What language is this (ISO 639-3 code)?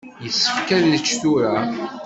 kab